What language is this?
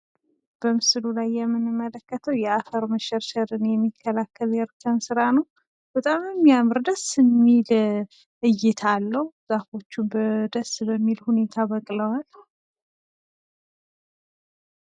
Amharic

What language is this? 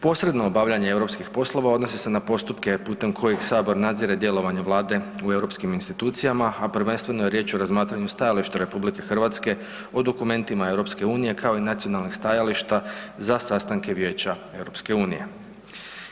Croatian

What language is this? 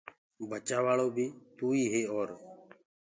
Gurgula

